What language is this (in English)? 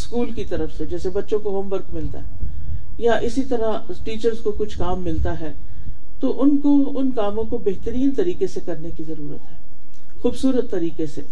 Urdu